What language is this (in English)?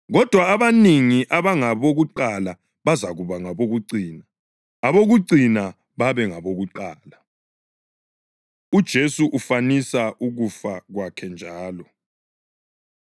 North Ndebele